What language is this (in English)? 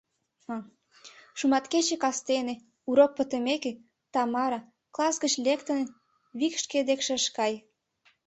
Mari